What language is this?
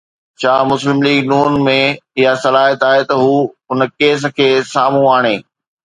Sindhi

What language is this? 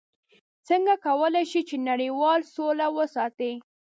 Pashto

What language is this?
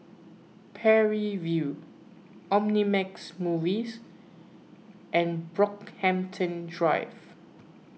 English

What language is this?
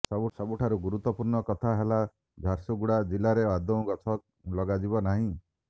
Odia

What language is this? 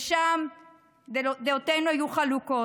Hebrew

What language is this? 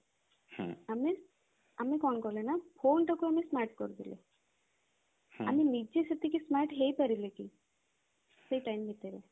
Odia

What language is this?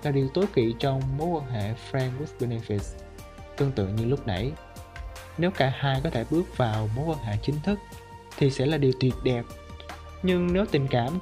Vietnamese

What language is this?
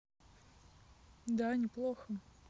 Russian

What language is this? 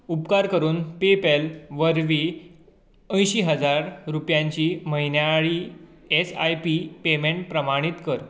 Konkani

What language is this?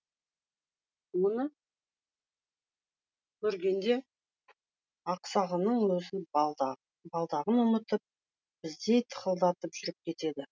Kazakh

